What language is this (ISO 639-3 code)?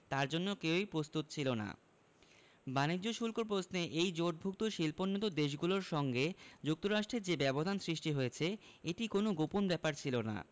ben